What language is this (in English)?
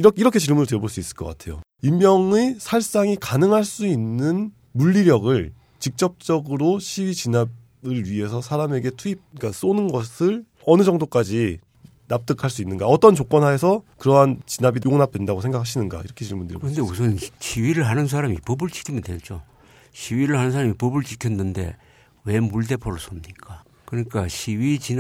Korean